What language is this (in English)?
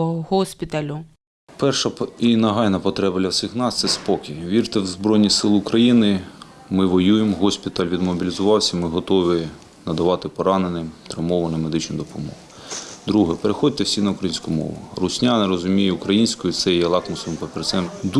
Ukrainian